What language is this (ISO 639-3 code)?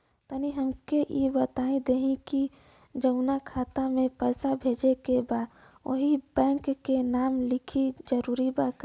bho